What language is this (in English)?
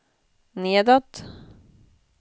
Swedish